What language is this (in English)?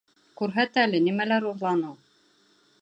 Bashkir